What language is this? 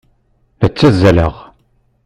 Kabyle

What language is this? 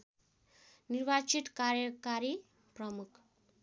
Nepali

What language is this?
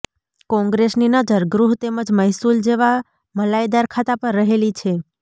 Gujarati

